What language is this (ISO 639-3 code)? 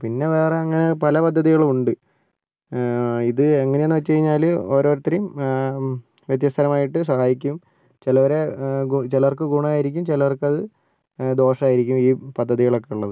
mal